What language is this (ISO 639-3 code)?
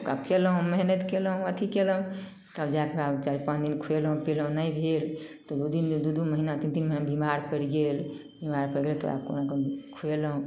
mai